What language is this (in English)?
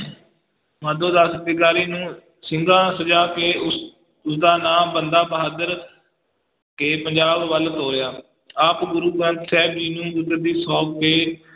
Punjabi